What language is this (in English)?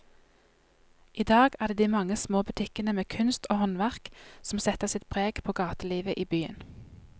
Norwegian